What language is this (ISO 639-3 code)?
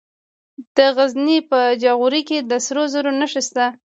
pus